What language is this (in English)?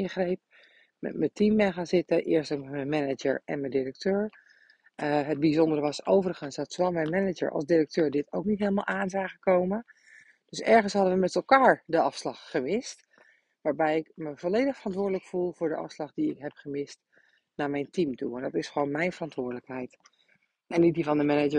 Dutch